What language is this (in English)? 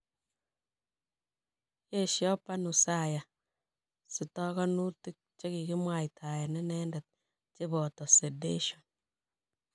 Kalenjin